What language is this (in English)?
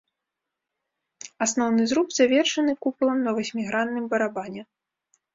Belarusian